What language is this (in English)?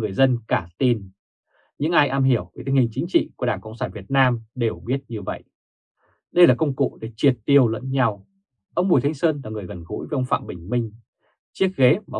Vietnamese